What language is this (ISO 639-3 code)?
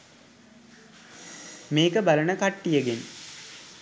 sin